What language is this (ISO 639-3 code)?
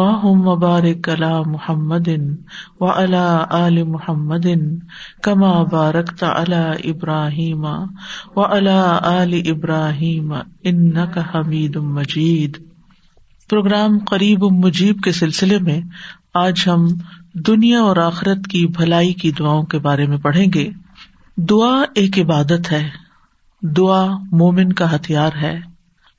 urd